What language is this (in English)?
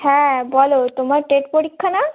Bangla